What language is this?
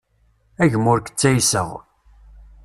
Kabyle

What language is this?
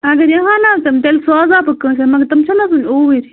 Kashmiri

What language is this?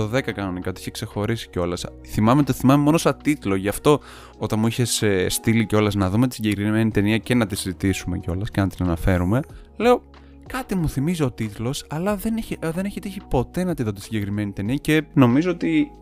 Greek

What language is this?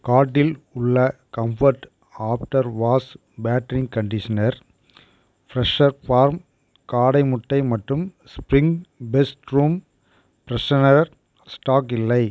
Tamil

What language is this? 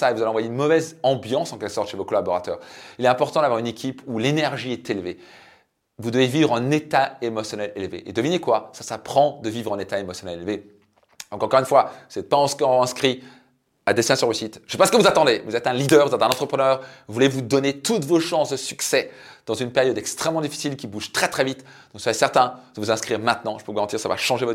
French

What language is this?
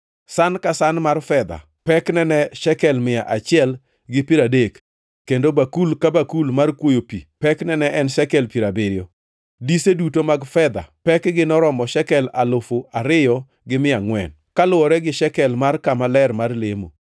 Luo (Kenya and Tanzania)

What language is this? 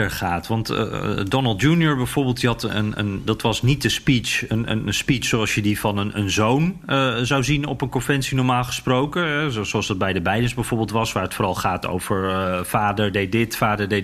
Dutch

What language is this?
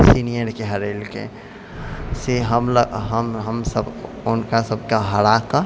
Maithili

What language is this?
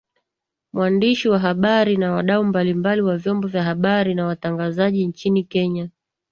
Swahili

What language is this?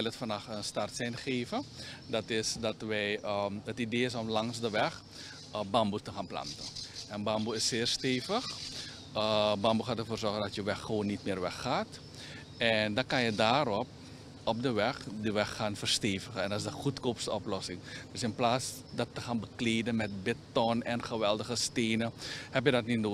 Dutch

